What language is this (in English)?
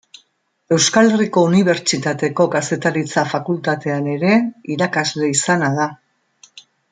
Basque